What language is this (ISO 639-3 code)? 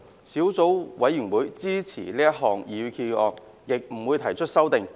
yue